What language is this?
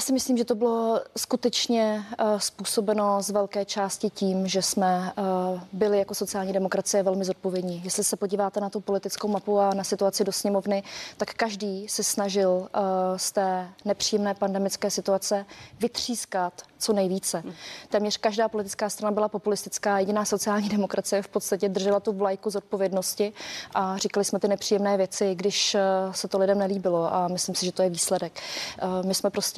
Czech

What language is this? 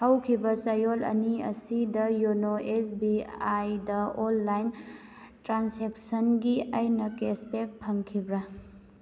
Manipuri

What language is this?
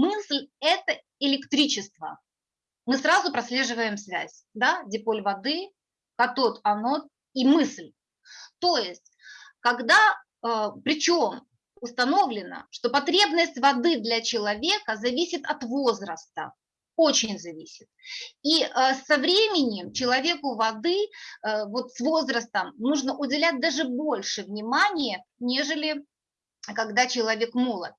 Russian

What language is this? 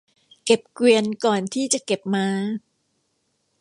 Thai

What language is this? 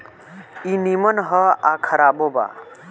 Bhojpuri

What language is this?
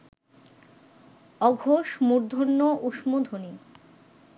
Bangla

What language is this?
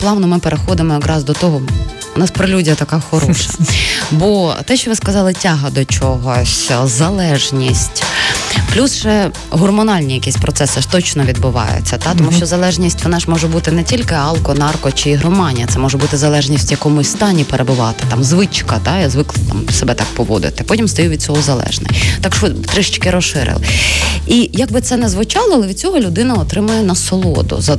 Ukrainian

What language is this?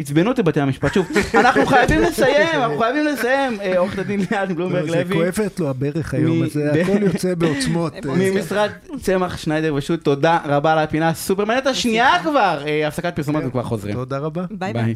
Hebrew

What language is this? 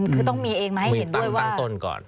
Thai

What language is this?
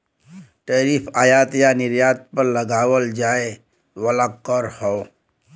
Bhojpuri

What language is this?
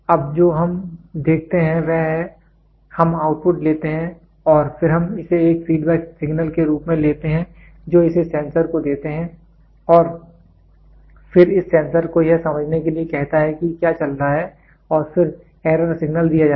Hindi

